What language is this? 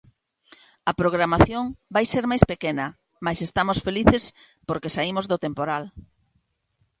Galician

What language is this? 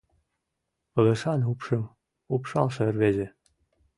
Mari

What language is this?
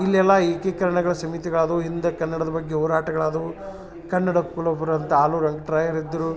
Kannada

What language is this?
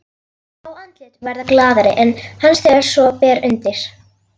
Icelandic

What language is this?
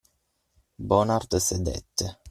Italian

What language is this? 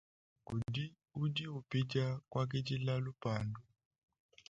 Luba-Lulua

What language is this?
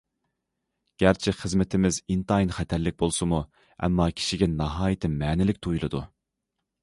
Uyghur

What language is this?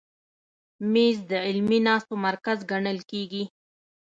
Pashto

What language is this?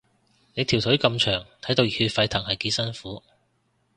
Cantonese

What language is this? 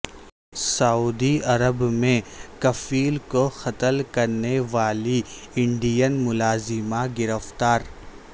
Urdu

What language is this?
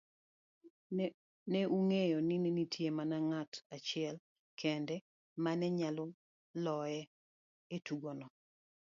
Luo (Kenya and Tanzania)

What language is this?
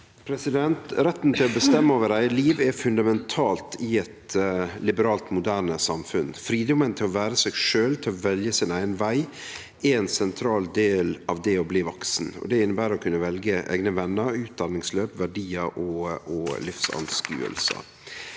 Norwegian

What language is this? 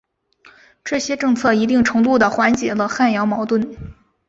Chinese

